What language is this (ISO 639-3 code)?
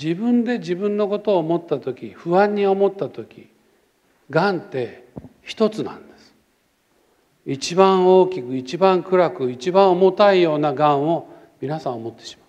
jpn